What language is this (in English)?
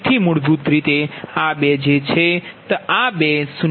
Gujarati